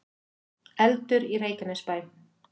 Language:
Icelandic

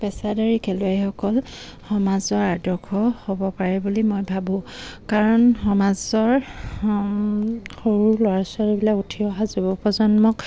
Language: Assamese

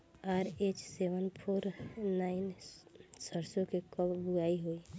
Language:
Bhojpuri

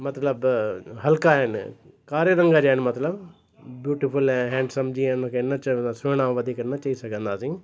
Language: Sindhi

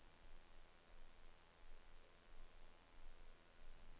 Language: Norwegian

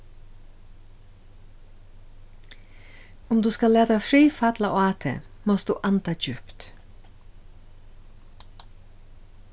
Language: Faroese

